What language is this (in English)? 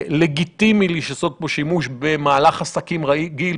Hebrew